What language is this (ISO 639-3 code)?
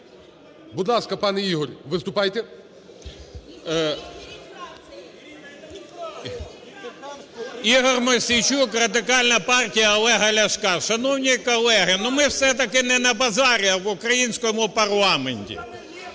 ukr